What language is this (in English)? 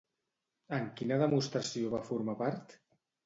Catalan